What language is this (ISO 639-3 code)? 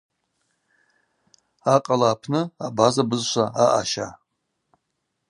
abq